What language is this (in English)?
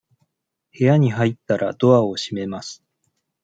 Japanese